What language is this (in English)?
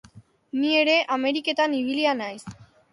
Basque